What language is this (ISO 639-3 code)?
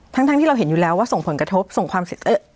tha